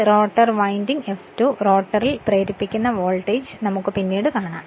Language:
Malayalam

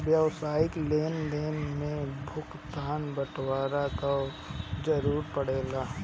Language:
Bhojpuri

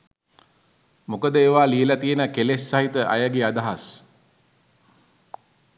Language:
Sinhala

